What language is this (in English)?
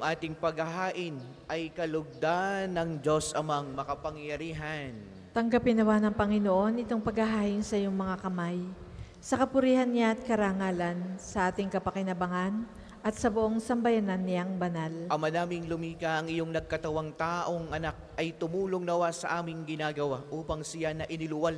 Filipino